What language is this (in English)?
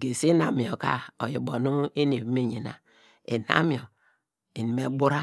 Degema